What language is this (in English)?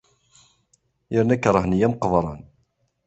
Kabyle